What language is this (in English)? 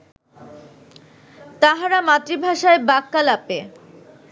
Bangla